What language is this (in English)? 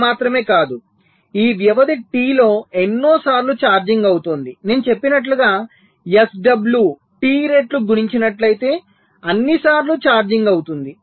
Telugu